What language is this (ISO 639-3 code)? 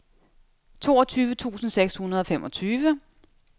dan